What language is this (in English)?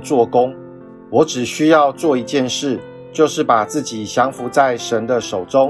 Chinese